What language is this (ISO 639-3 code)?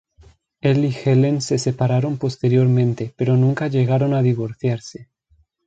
spa